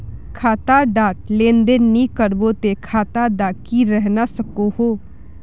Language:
Magahi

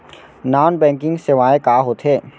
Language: Chhattisgarhi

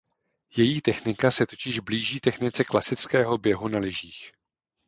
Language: Czech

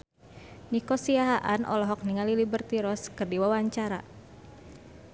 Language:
Sundanese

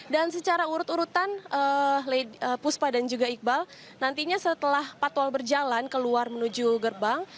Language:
Indonesian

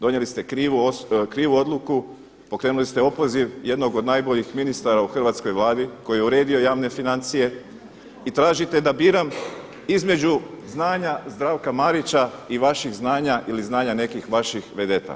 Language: Croatian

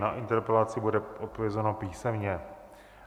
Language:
Czech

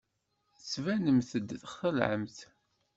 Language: Kabyle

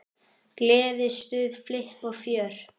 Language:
Icelandic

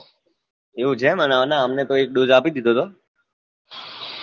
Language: Gujarati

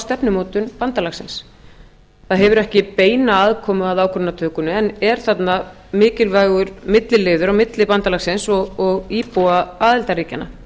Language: Icelandic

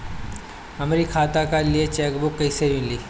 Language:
Bhojpuri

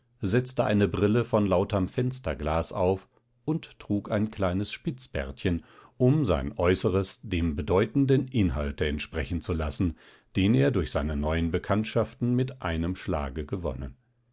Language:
German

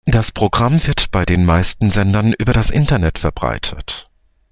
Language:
German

